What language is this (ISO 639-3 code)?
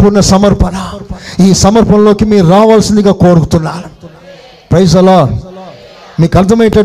tel